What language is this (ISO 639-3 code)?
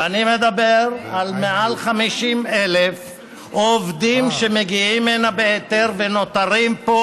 heb